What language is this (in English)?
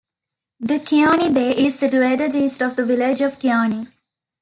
English